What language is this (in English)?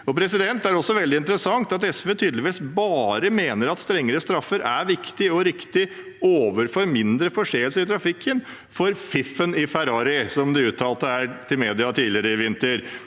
Norwegian